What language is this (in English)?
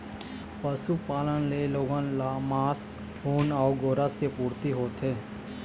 Chhattisgarhi